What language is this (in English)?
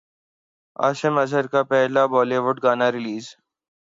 Urdu